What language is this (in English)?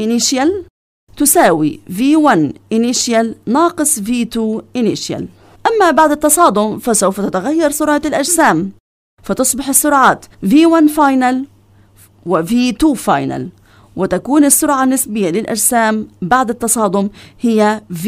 Arabic